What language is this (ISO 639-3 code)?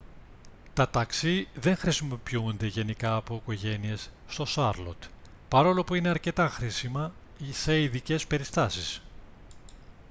ell